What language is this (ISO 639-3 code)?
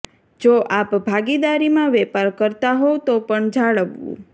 guj